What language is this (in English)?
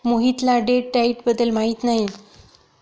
Marathi